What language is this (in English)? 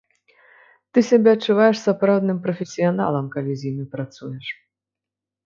Belarusian